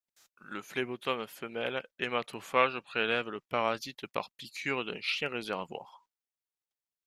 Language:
French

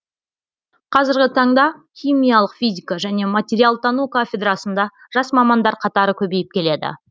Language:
Kazakh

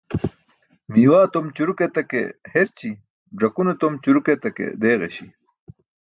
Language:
Burushaski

